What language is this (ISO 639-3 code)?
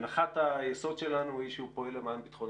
heb